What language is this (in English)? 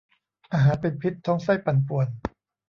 Thai